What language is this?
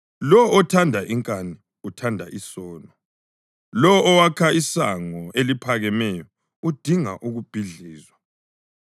North Ndebele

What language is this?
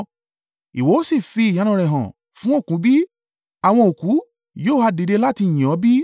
Yoruba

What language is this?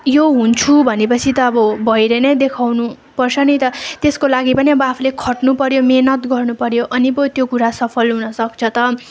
Nepali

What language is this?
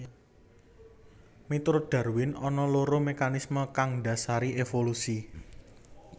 Javanese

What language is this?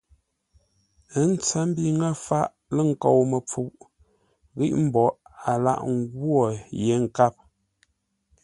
Ngombale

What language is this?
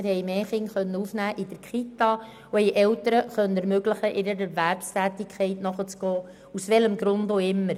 Swiss German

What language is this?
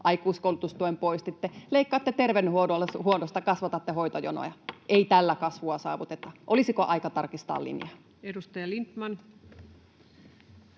Finnish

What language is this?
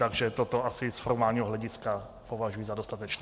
Czech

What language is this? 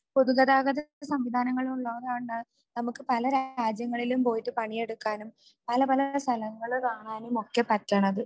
Malayalam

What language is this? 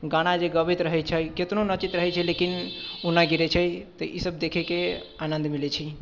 Maithili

